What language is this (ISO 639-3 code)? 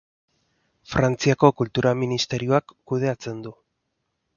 eus